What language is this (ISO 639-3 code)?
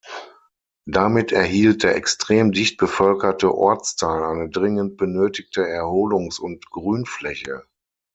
deu